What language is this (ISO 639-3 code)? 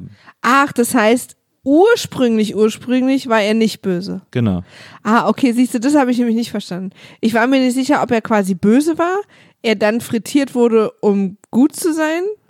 deu